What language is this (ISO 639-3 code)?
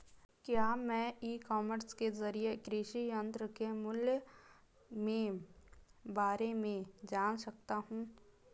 hin